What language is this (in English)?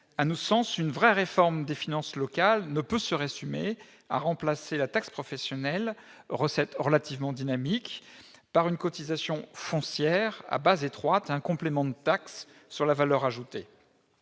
French